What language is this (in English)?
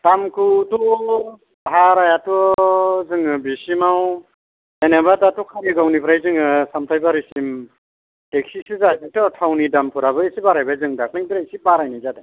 Bodo